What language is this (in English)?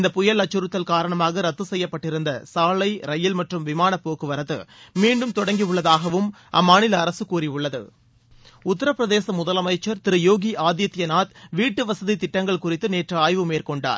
Tamil